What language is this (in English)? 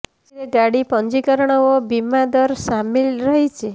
Odia